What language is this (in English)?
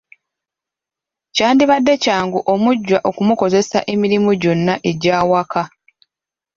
Ganda